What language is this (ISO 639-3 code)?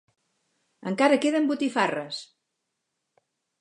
cat